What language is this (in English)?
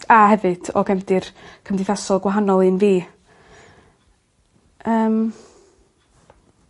Welsh